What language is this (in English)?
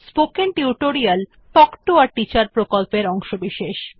Bangla